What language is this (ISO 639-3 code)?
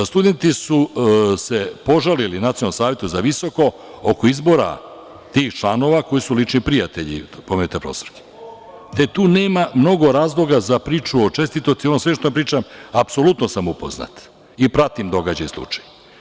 srp